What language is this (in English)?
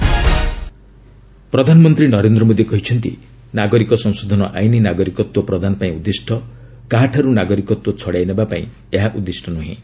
Odia